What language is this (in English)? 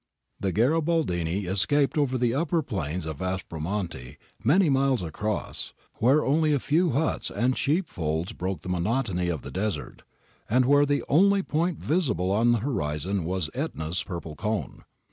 English